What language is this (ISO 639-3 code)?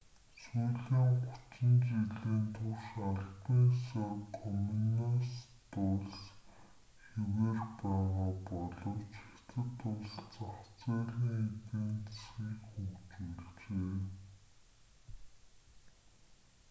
mon